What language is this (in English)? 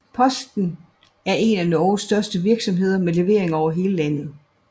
Danish